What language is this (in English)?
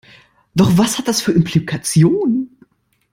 German